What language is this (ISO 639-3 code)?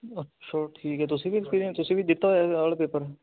pan